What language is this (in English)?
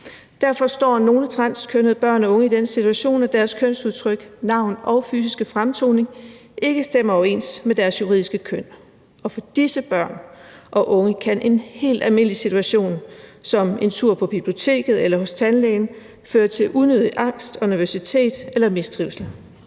Danish